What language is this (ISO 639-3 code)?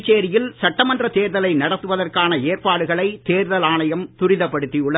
tam